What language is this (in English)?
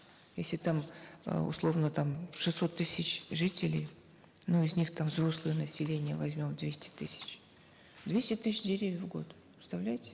Kazakh